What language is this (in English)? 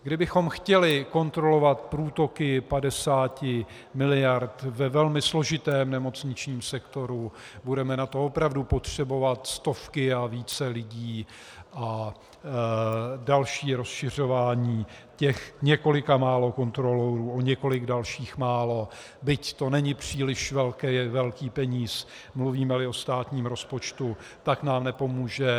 Czech